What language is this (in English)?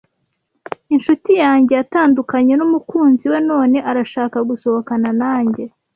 Kinyarwanda